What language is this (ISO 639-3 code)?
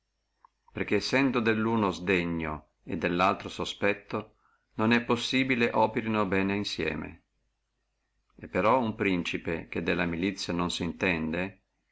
ita